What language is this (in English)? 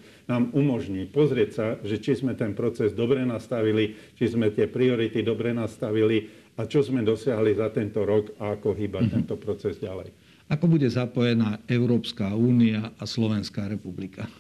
Slovak